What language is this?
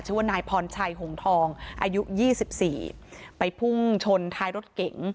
Thai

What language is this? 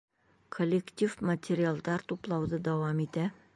Bashkir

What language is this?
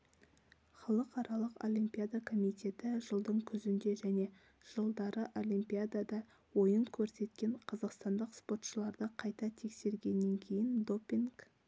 Kazakh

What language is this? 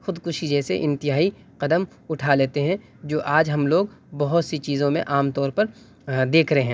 Urdu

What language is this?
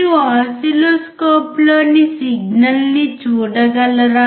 Telugu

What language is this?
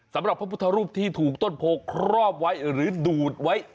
Thai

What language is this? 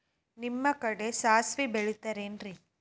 Kannada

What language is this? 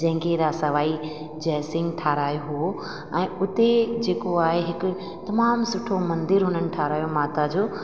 Sindhi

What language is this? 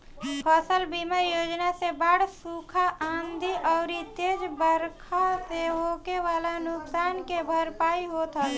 Bhojpuri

